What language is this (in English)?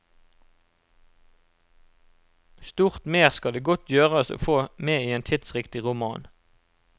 Norwegian